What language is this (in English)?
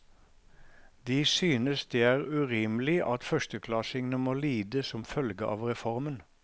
Norwegian